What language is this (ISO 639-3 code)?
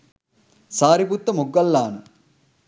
sin